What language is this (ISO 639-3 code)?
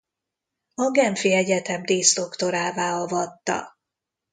hun